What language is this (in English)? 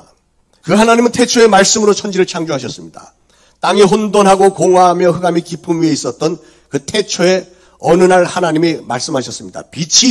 Korean